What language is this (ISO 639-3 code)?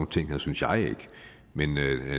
dan